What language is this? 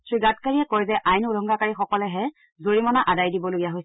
Assamese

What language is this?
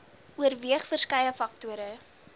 Afrikaans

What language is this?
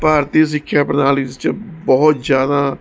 Punjabi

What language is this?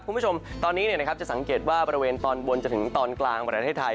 Thai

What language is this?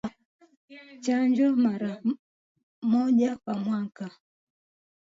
Swahili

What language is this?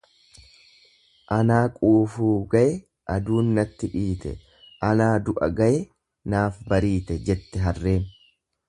Oromo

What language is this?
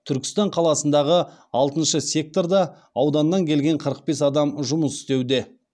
Kazakh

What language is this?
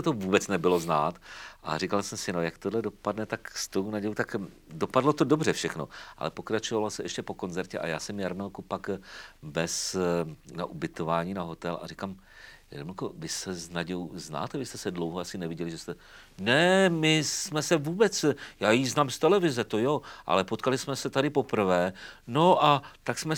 Czech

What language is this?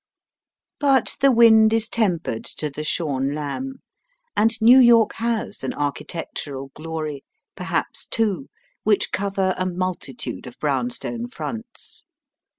English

